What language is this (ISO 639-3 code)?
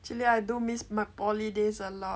eng